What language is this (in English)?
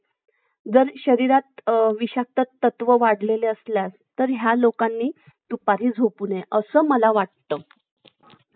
Marathi